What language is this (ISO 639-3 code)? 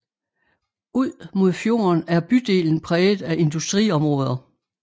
dan